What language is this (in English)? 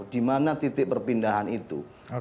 Indonesian